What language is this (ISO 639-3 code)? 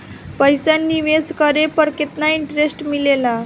bho